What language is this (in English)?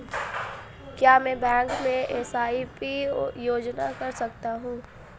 Hindi